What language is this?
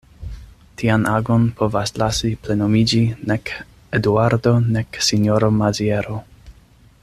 Esperanto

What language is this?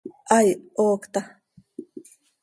Seri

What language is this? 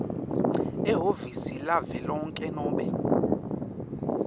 Swati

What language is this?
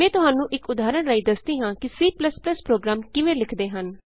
Punjabi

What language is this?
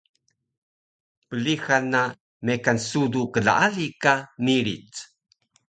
Taroko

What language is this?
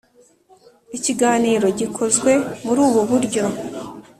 Kinyarwanda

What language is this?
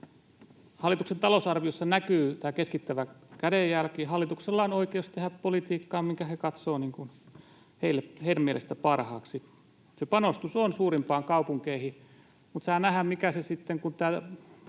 Finnish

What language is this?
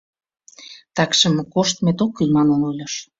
Mari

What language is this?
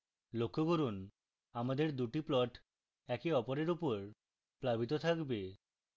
Bangla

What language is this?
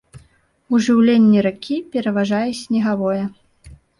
Belarusian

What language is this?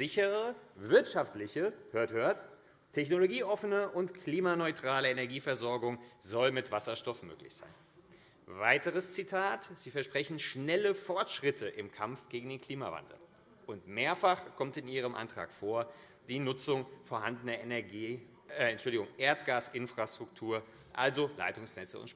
German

